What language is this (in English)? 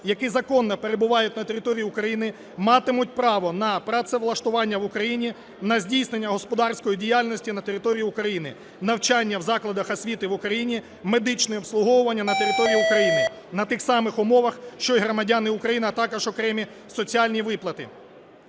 Ukrainian